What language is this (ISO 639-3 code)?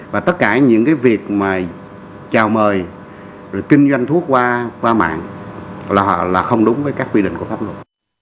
vie